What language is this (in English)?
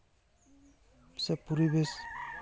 Santali